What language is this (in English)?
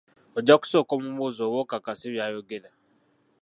Ganda